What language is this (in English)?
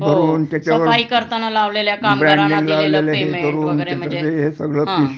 Marathi